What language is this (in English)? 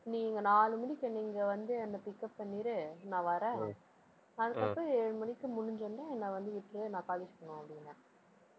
Tamil